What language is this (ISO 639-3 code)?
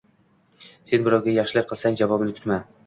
uzb